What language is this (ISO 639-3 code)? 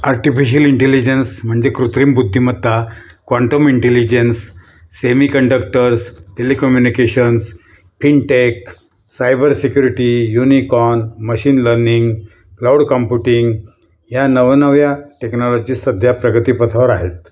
mar